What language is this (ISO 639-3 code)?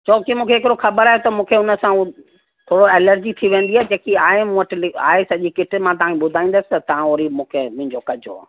snd